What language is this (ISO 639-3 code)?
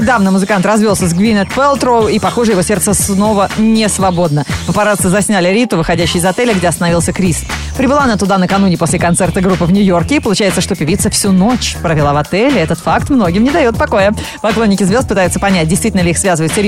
rus